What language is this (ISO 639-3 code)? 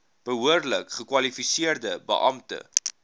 afr